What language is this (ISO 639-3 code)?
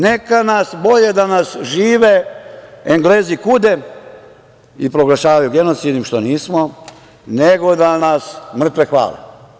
srp